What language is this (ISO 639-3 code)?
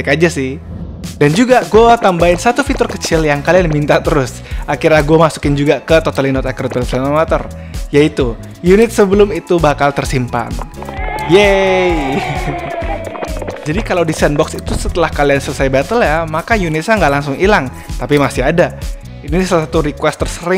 ind